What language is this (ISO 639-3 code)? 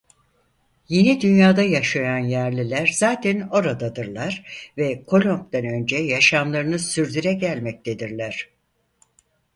tur